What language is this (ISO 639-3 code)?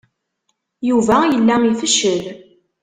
kab